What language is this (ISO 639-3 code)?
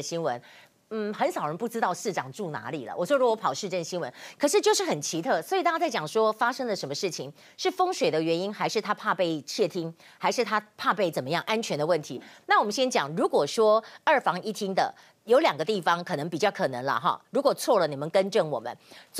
zho